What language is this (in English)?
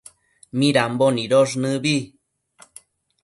Matsés